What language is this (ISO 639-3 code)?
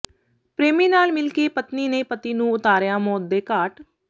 pan